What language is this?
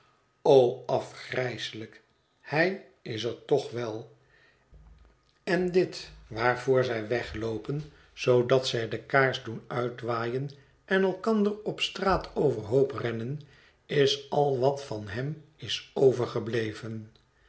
Dutch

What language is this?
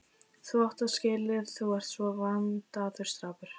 Icelandic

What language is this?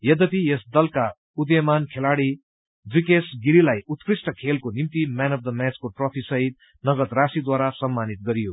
Nepali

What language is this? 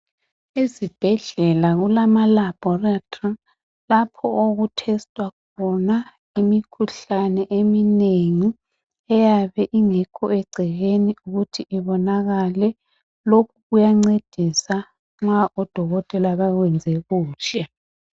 North Ndebele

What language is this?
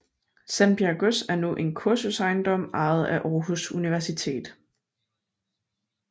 Danish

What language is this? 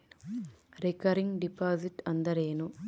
Kannada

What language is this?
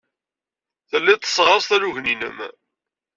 Kabyle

